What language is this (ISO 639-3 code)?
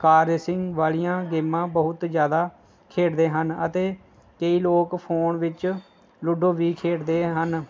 pan